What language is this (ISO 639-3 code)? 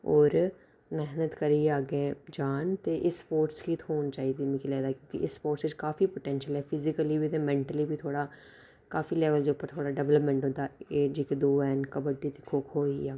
doi